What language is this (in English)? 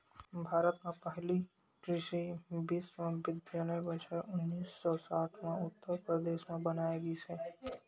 Chhattisgarhi